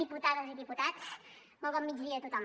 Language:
Catalan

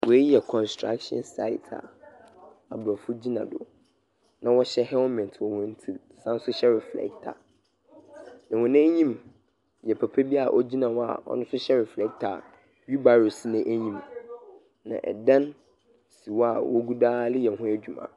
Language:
Akan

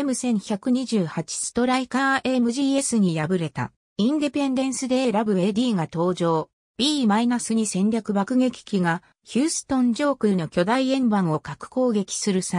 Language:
Japanese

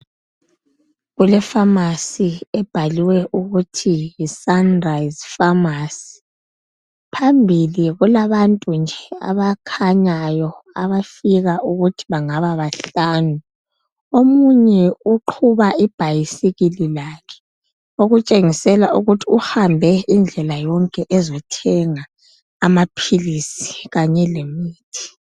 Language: North Ndebele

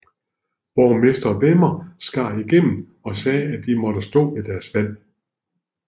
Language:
Danish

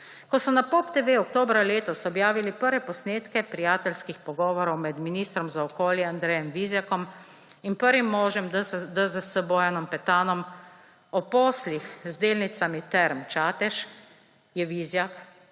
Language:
Slovenian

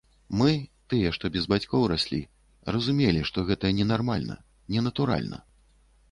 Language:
Belarusian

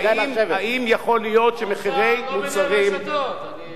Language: Hebrew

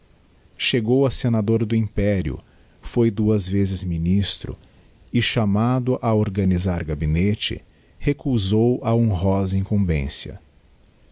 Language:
Portuguese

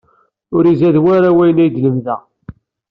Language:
Kabyle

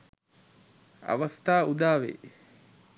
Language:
Sinhala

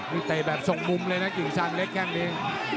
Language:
Thai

